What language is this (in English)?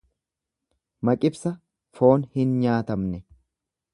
Oromo